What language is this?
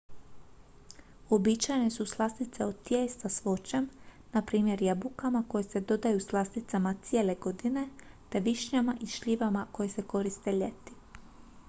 Croatian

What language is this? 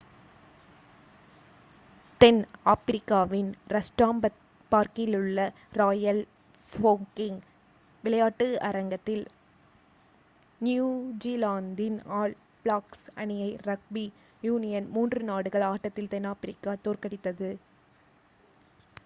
Tamil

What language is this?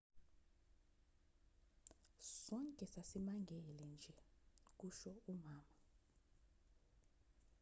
Zulu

